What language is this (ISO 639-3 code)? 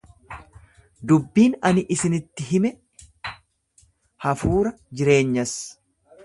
orm